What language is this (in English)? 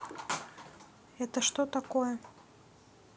Russian